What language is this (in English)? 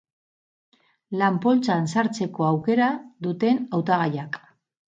Basque